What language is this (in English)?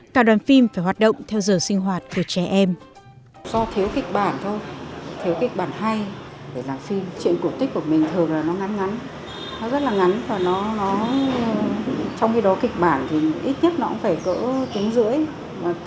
Vietnamese